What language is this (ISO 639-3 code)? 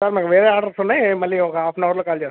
tel